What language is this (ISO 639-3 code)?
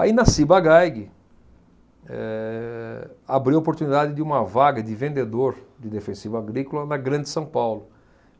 por